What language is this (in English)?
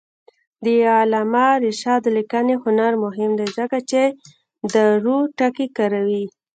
Pashto